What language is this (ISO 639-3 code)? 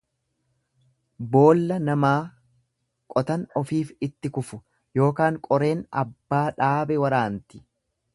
orm